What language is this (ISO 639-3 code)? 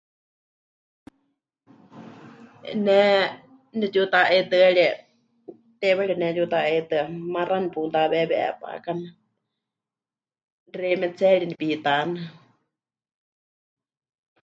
hch